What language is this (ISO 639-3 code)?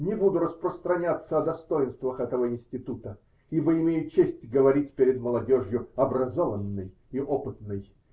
rus